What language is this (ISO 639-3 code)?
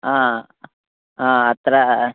san